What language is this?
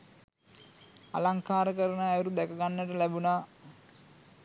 Sinhala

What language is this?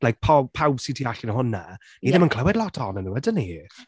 Welsh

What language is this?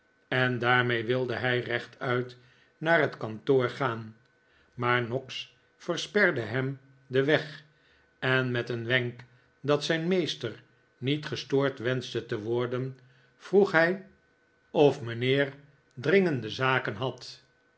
Dutch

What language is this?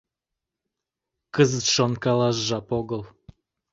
Mari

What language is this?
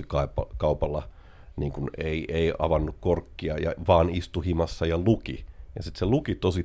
Finnish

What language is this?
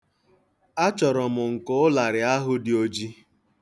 Igbo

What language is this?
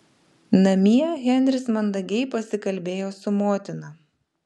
Lithuanian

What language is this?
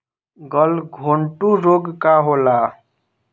Bhojpuri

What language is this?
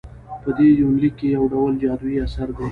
Pashto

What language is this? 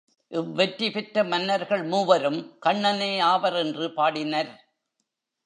Tamil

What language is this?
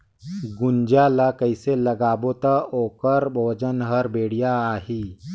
Chhattisgarhi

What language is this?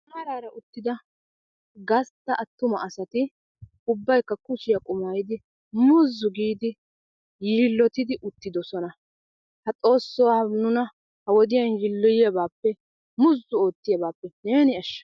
Wolaytta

